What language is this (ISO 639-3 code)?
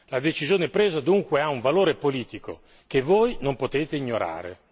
ita